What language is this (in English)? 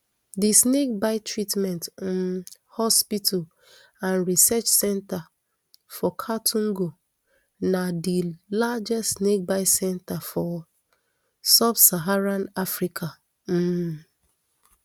Nigerian Pidgin